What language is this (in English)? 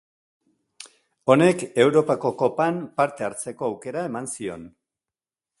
Basque